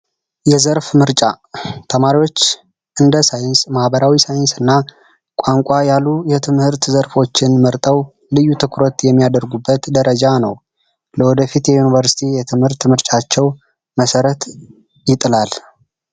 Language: Amharic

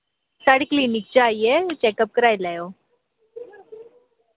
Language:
Dogri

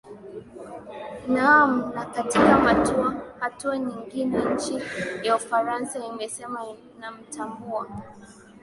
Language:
Swahili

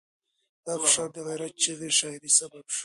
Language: Pashto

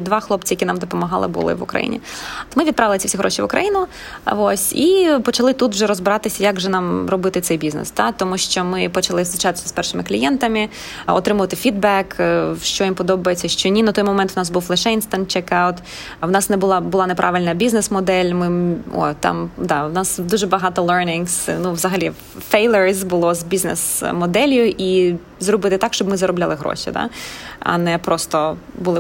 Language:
Ukrainian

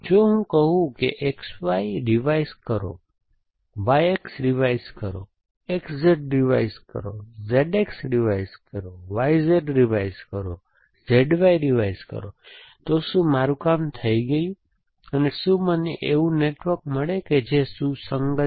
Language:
Gujarati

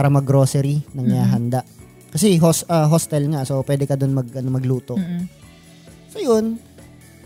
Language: Filipino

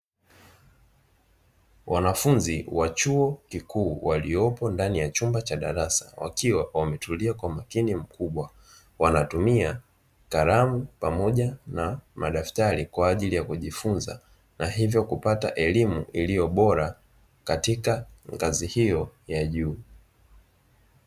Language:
Swahili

